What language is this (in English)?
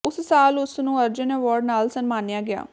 Punjabi